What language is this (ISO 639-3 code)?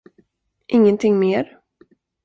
swe